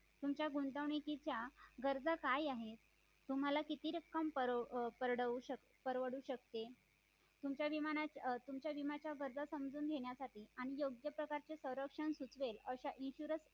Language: Marathi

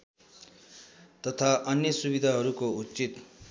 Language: Nepali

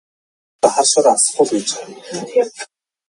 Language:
Mongolian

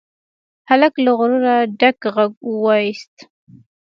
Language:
Pashto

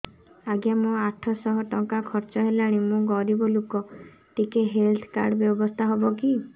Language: Odia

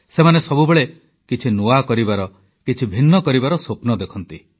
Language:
Odia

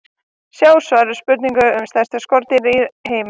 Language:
Icelandic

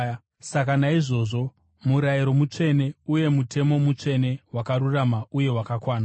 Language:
Shona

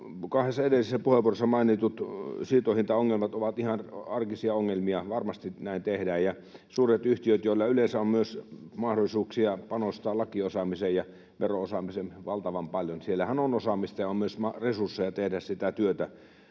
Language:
Finnish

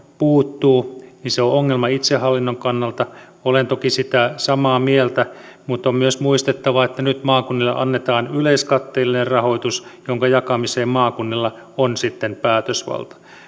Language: Finnish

